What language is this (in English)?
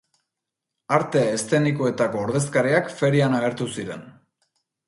Basque